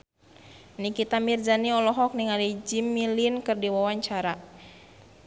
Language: Sundanese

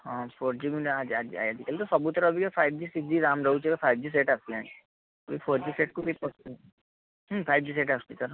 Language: Odia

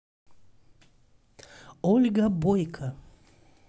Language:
Russian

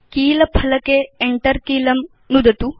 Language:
Sanskrit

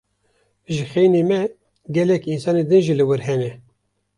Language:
Kurdish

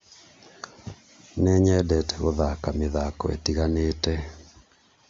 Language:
Kikuyu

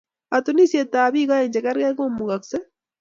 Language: Kalenjin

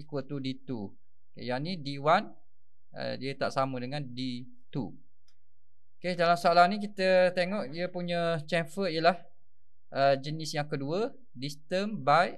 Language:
Malay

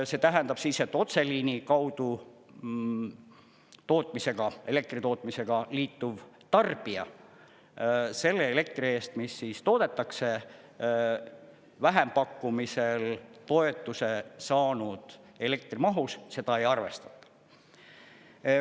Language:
Estonian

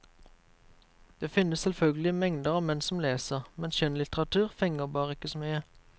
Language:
Norwegian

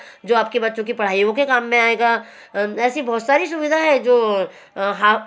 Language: Hindi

